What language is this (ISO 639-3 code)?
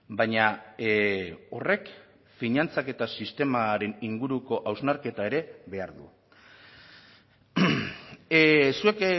eus